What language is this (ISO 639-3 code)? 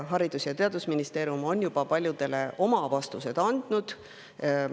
est